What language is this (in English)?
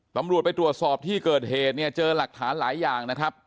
Thai